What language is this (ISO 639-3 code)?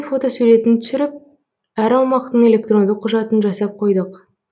kaz